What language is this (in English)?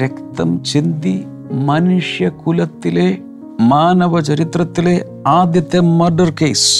Malayalam